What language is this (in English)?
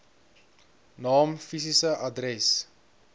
Afrikaans